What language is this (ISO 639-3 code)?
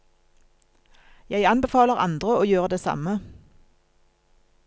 nor